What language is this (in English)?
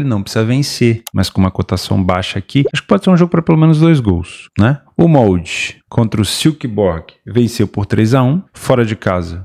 Portuguese